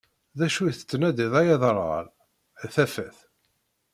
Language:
Kabyle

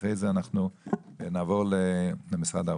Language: Hebrew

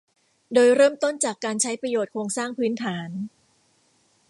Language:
Thai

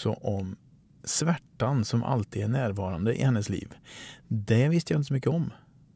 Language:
Swedish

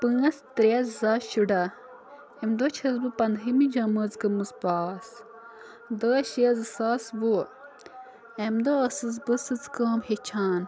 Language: Kashmiri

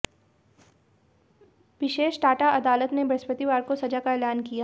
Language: Hindi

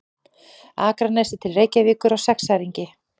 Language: Icelandic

